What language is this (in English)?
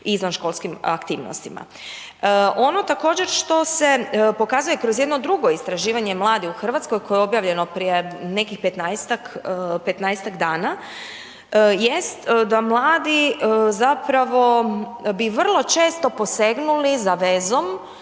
Croatian